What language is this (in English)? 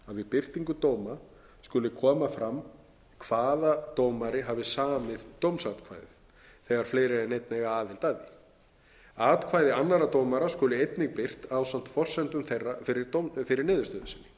Icelandic